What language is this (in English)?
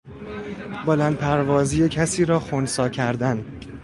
Persian